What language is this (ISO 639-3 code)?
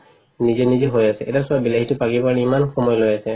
asm